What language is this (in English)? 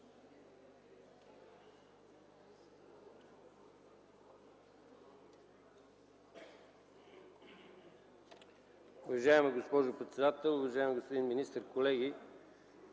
Bulgarian